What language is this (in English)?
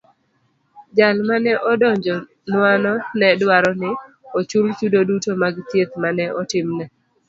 Luo (Kenya and Tanzania)